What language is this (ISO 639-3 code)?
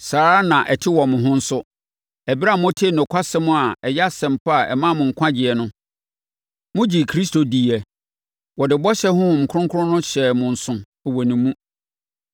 aka